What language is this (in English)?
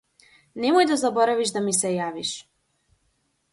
Macedonian